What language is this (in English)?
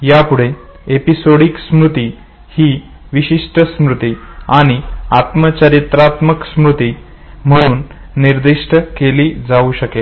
Marathi